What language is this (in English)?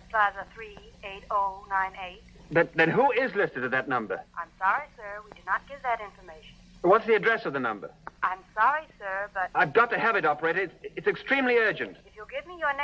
English